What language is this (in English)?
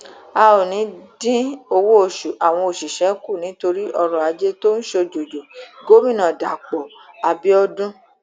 Yoruba